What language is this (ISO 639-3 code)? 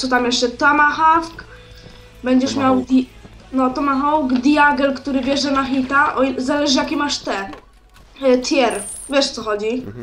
pol